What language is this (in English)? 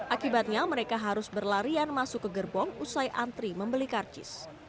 Indonesian